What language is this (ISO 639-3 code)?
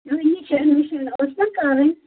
kas